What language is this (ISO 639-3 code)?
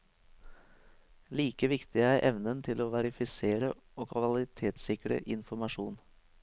nor